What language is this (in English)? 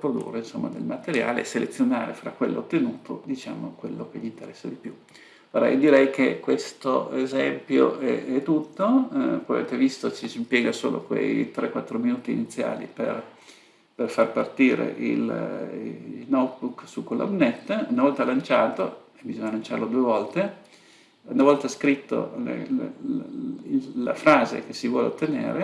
Italian